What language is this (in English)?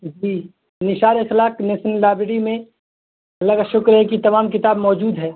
Urdu